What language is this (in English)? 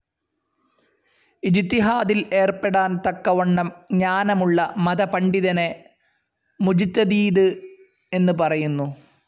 Malayalam